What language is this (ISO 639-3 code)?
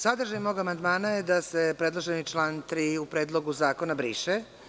srp